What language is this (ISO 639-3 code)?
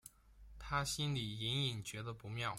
zho